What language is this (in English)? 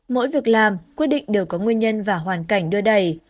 Vietnamese